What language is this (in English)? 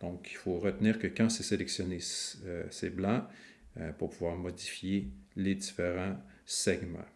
French